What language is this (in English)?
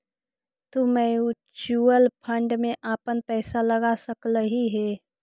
Magahi